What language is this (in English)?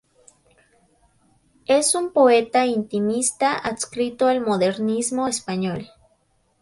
Spanish